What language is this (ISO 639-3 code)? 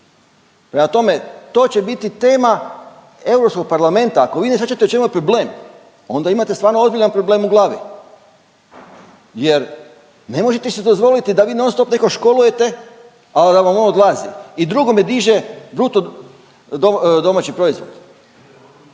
hrv